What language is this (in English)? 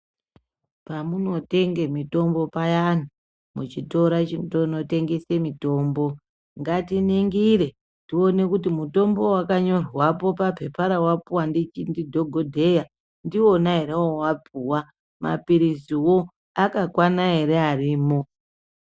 Ndau